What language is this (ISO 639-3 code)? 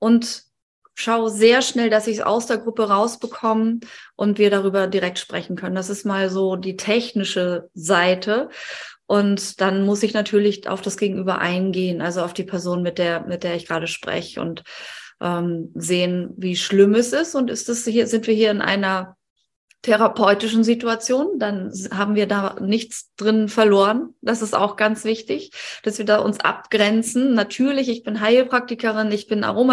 deu